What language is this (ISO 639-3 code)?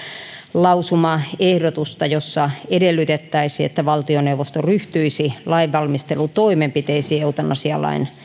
fin